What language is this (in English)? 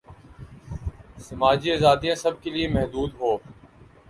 Urdu